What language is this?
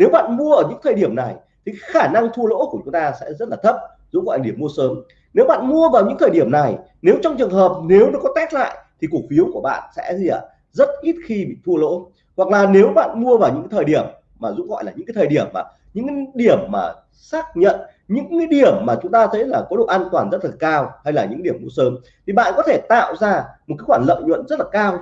Vietnamese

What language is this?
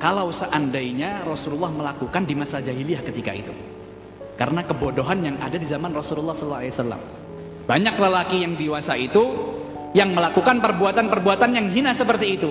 Indonesian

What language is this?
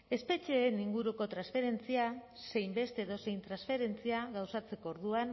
Basque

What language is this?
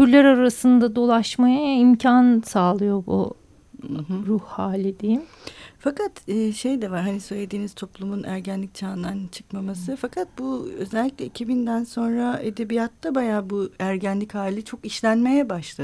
Turkish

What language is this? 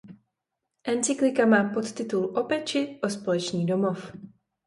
Czech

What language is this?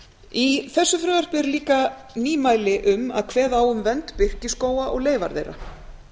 Icelandic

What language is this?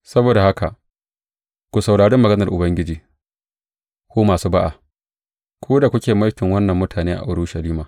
Hausa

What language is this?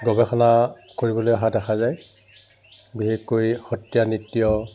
Assamese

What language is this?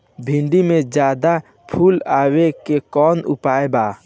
Bhojpuri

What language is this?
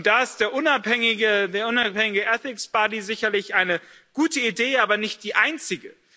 German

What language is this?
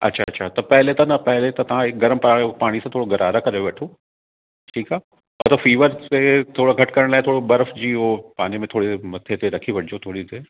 Sindhi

